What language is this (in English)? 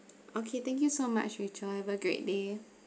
English